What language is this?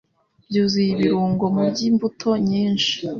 Kinyarwanda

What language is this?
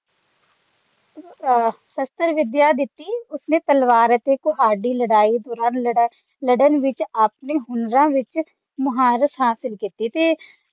Punjabi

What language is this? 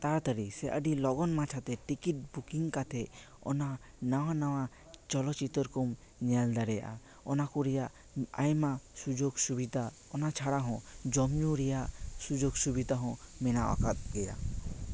Santali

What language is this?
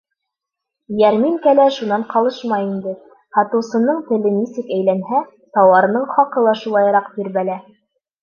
Bashkir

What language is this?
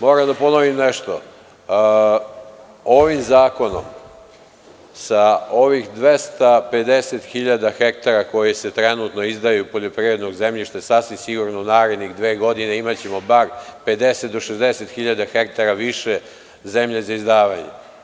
Serbian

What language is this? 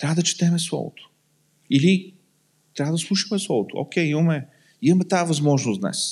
Bulgarian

